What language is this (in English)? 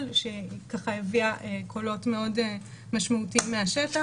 Hebrew